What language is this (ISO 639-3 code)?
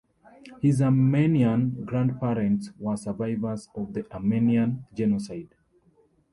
eng